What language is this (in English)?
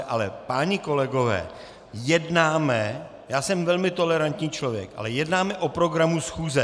Czech